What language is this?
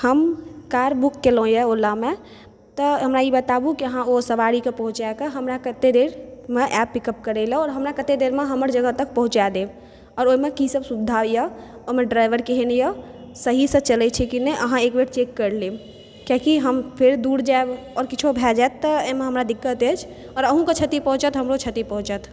Maithili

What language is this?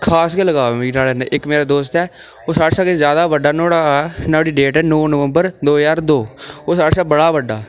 Dogri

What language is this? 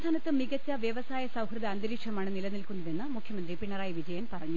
Malayalam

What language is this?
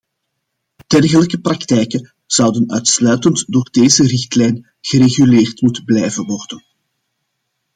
Dutch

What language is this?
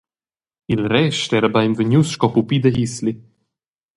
Romansh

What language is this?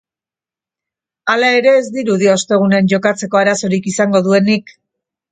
Basque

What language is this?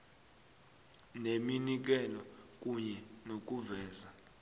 South Ndebele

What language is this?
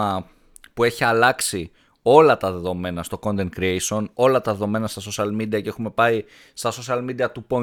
Greek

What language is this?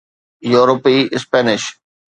Sindhi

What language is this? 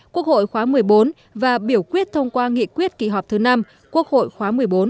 Vietnamese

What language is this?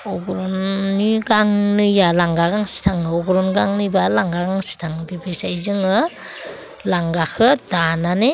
Bodo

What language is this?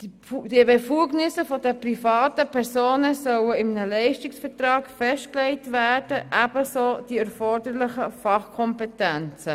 Swiss German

